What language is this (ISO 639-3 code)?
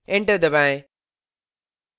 hin